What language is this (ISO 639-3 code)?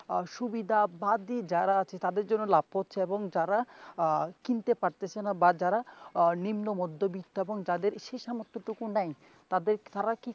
ben